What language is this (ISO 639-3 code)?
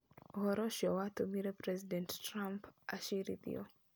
kik